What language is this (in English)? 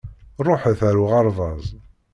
Kabyle